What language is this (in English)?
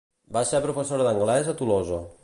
Catalan